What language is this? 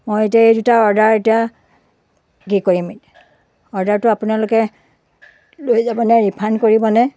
Assamese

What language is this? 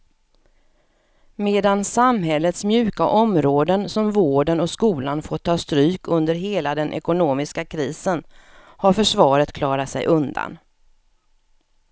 Swedish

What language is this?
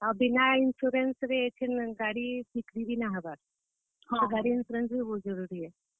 Odia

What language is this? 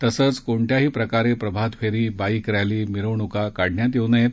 Marathi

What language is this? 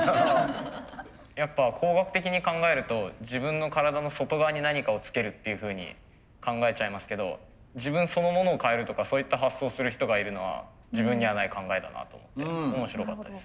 Japanese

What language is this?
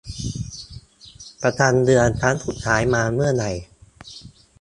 Thai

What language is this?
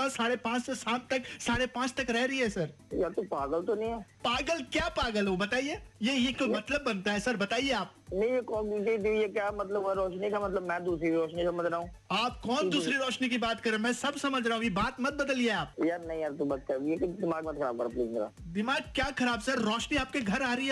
Hindi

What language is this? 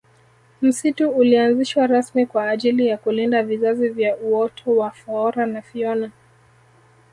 Swahili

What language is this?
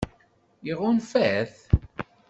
Kabyle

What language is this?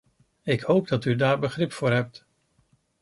Dutch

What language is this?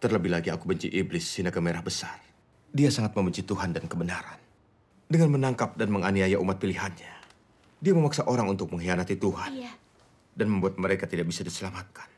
Indonesian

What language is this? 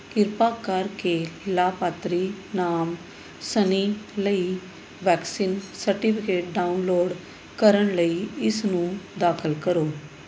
Punjabi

